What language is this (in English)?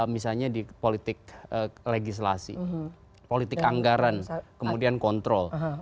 Indonesian